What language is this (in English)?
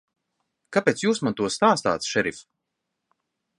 Latvian